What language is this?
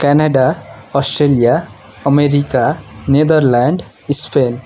Nepali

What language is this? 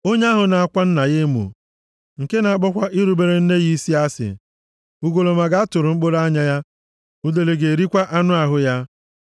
Igbo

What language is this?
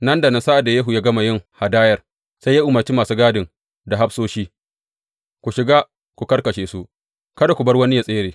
Hausa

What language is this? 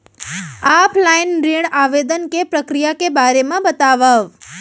Chhattisgarhi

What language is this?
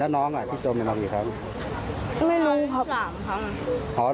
Thai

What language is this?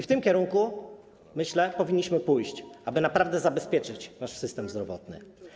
Polish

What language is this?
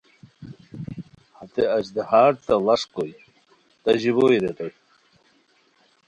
Khowar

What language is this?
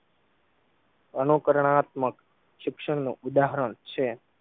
Gujarati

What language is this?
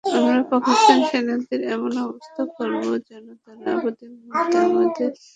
Bangla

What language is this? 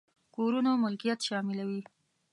Pashto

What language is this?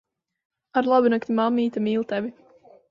Latvian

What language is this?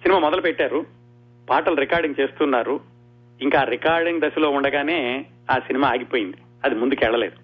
Telugu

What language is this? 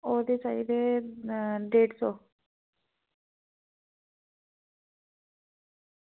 Dogri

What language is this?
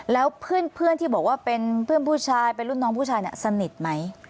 Thai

